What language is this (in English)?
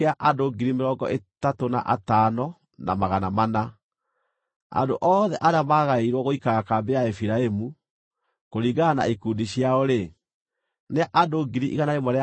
Kikuyu